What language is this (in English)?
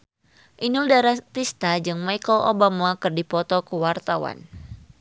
Sundanese